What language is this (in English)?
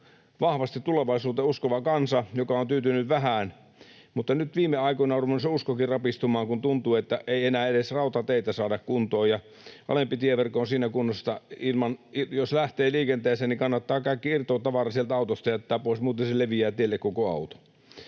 Finnish